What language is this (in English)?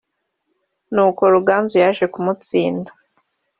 Kinyarwanda